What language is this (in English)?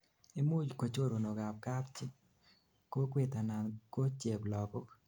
Kalenjin